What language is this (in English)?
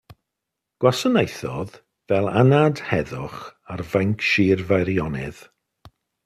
Welsh